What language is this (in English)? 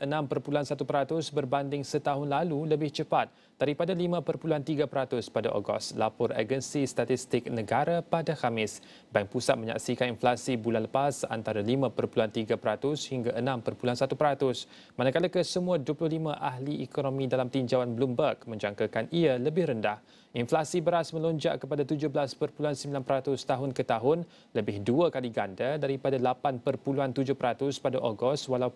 Malay